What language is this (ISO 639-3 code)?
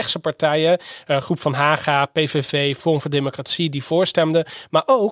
nld